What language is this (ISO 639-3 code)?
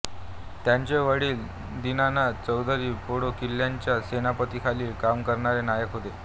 mar